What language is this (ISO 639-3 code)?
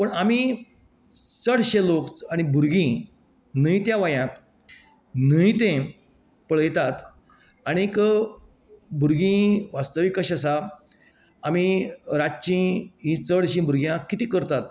kok